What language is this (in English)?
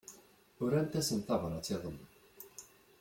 Kabyle